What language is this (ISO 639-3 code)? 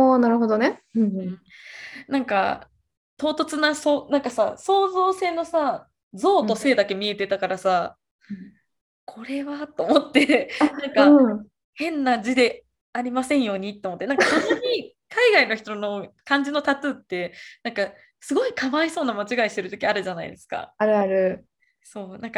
jpn